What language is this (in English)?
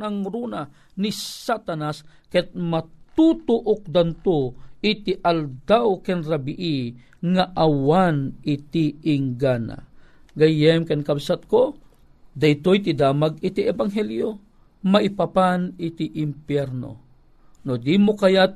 Filipino